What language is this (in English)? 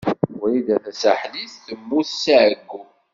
Kabyle